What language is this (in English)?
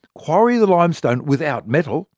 English